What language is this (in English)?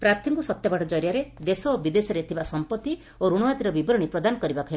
Odia